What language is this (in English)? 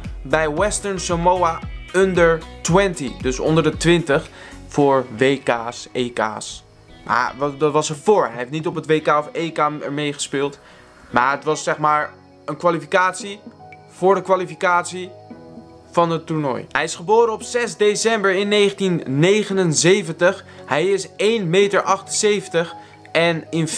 Dutch